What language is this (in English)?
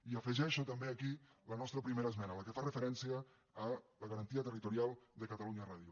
Catalan